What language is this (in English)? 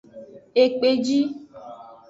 Aja (Benin)